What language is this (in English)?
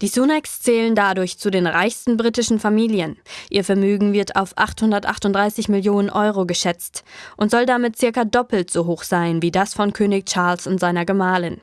German